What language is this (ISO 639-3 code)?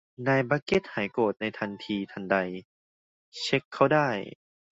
tha